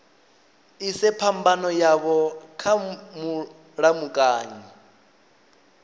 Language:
Venda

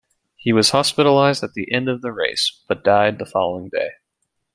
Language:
English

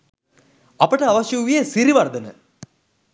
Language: Sinhala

